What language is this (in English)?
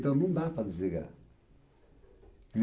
Portuguese